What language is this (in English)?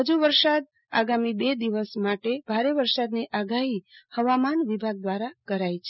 Gujarati